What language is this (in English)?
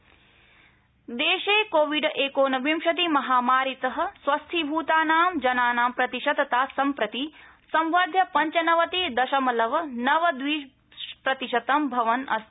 Sanskrit